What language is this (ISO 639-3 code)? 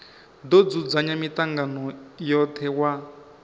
ven